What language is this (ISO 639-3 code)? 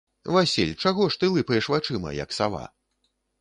bel